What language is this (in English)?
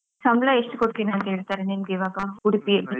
Kannada